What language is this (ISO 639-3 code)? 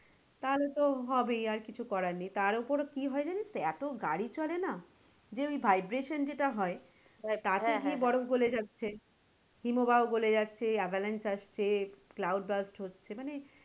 ben